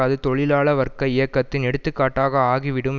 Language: Tamil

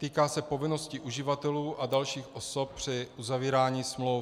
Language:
Czech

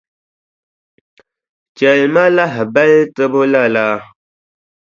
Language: Dagbani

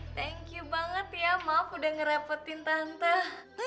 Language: Indonesian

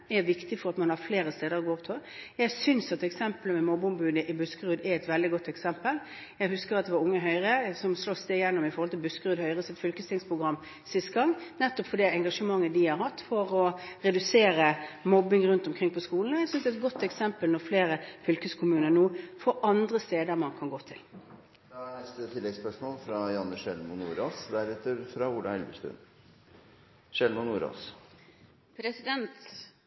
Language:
Norwegian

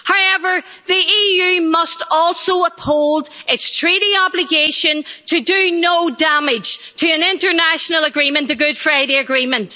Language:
English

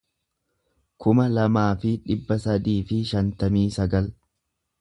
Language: Oromo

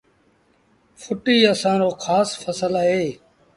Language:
Sindhi Bhil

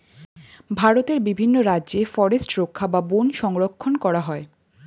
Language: Bangla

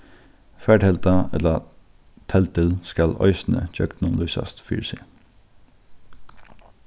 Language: Faroese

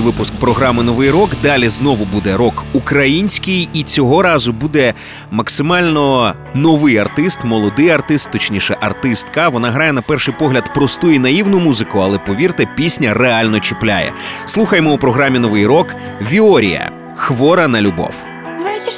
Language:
Ukrainian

